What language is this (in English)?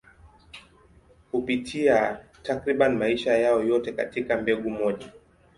Swahili